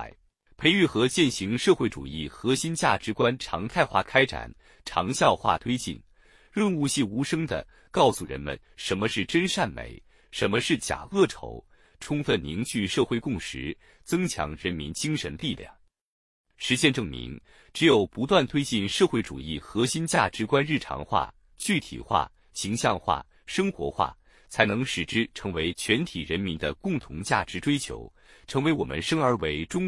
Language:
Chinese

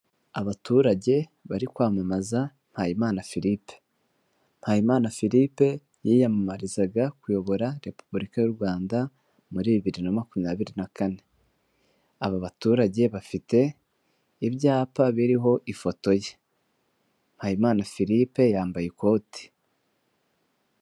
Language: Kinyarwanda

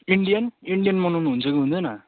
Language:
Nepali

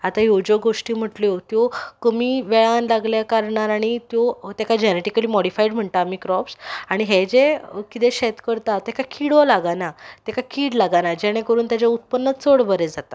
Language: Konkani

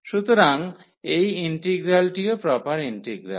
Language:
Bangla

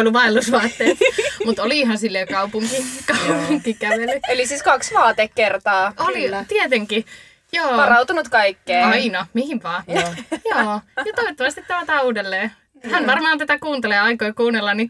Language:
Finnish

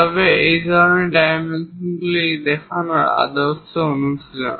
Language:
Bangla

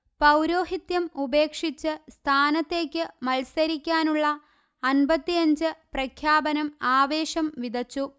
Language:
Malayalam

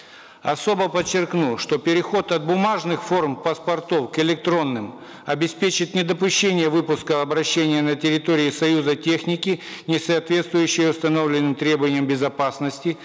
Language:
Kazakh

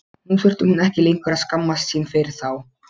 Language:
Icelandic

